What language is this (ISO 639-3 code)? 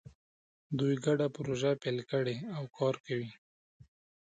pus